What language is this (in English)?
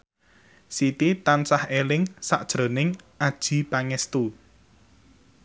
Javanese